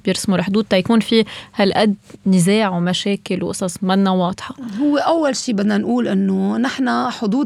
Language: Arabic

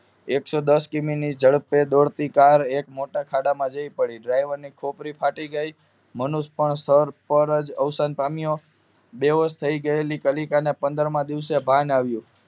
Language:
Gujarati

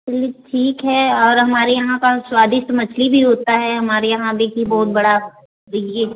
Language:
Hindi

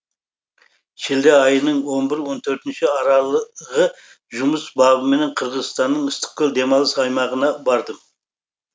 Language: Kazakh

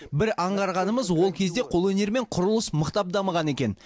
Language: Kazakh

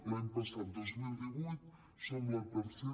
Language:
Catalan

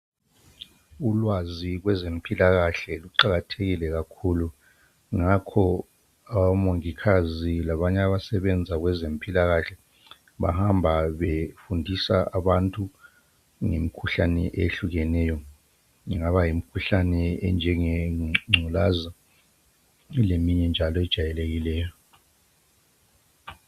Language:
North Ndebele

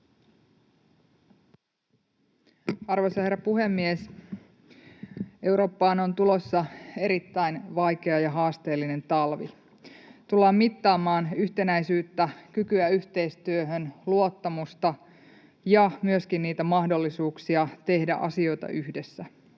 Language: Finnish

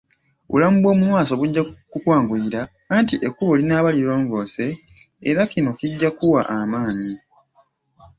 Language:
Ganda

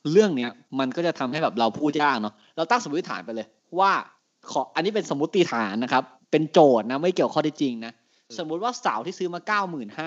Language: Thai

